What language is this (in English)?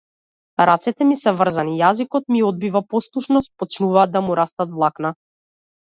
Macedonian